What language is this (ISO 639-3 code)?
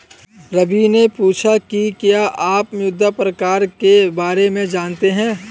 hin